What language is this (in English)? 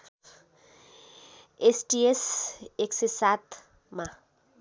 Nepali